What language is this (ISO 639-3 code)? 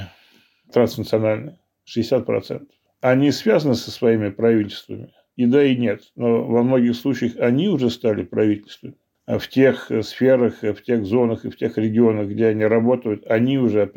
rus